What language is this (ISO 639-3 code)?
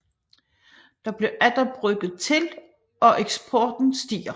dan